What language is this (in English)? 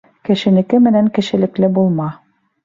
Bashkir